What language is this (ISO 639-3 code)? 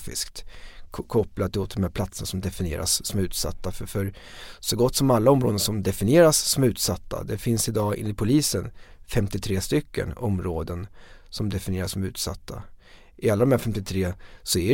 swe